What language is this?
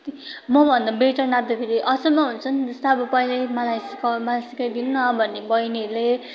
Nepali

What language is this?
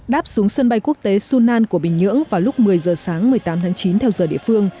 Vietnamese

